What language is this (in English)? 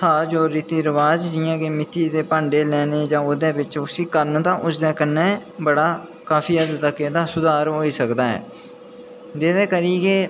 Dogri